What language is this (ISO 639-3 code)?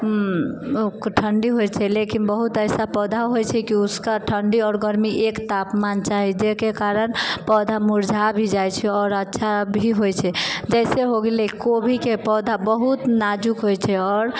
mai